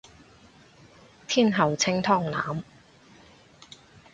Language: Cantonese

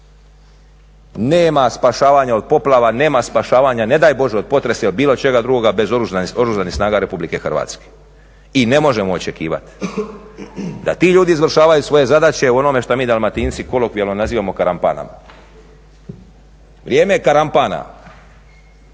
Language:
Croatian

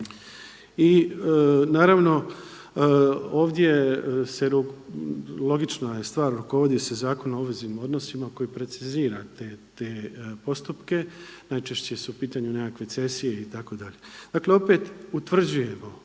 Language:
Croatian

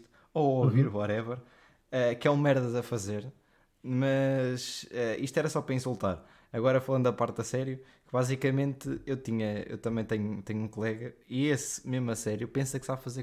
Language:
Portuguese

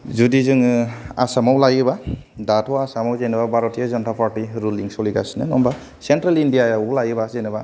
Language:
Bodo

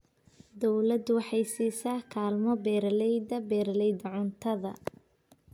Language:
Somali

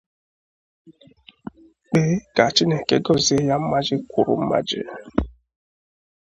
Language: Igbo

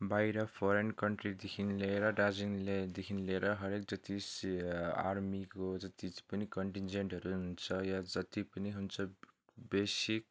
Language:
Nepali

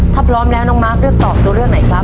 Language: Thai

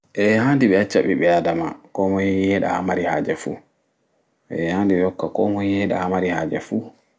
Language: Fula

